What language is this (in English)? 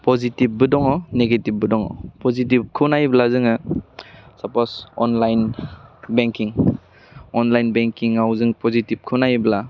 Bodo